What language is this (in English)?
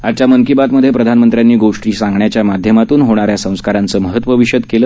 Marathi